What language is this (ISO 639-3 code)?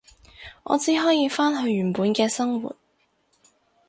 yue